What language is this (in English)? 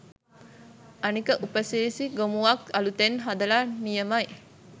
Sinhala